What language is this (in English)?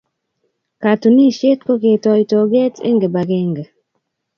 Kalenjin